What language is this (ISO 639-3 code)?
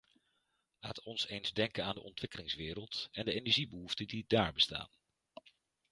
nld